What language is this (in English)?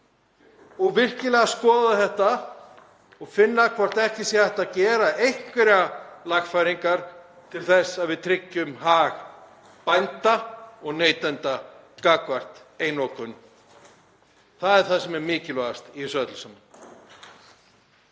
Icelandic